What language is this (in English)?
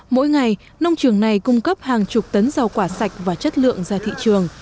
Vietnamese